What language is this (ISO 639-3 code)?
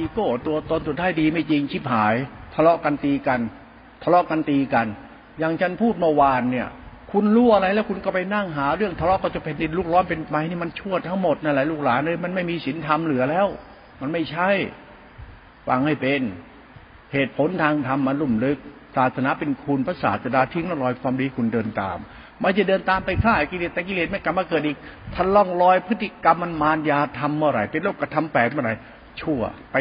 tha